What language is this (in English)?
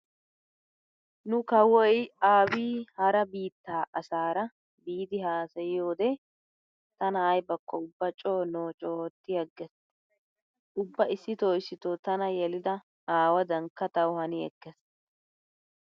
Wolaytta